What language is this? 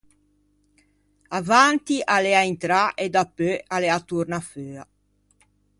Ligurian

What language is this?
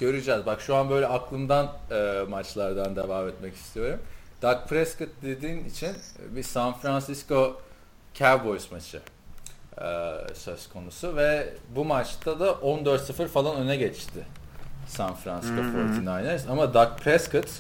Turkish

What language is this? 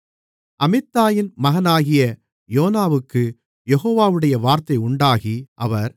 Tamil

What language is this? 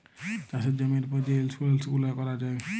Bangla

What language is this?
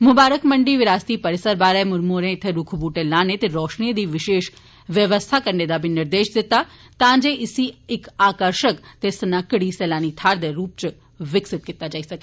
Dogri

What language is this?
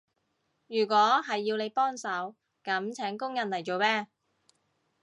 Cantonese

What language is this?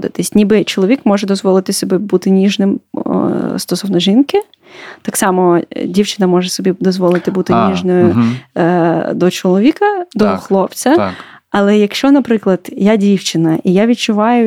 Ukrainian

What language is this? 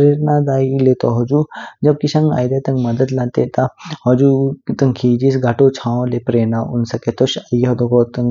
Kinnauri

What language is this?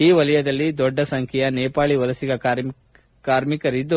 Kannada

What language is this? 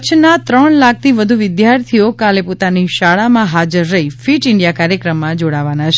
Gujarati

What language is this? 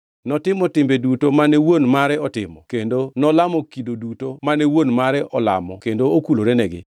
Luo (Kenya and Tanzania)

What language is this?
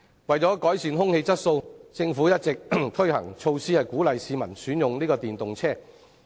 Cantonese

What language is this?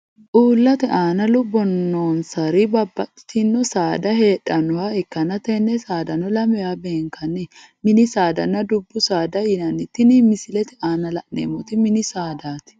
Sidamo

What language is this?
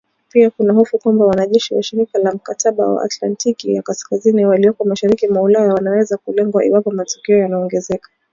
Swahili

